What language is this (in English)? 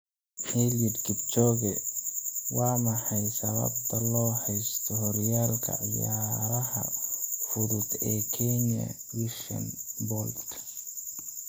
Somali